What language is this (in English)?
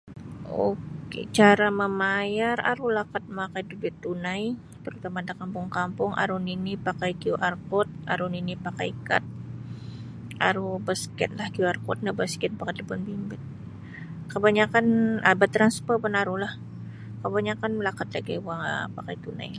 Sabah Bisaya